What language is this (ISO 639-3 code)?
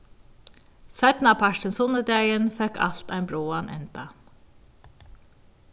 fao